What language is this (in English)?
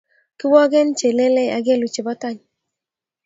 Kalenjin